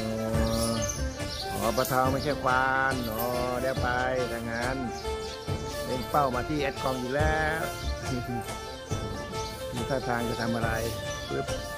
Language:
Thai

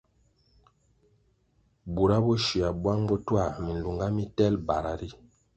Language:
Kwasio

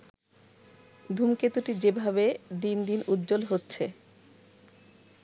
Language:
Bangla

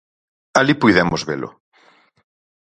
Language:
Galician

